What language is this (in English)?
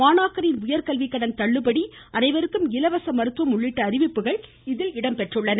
Tamil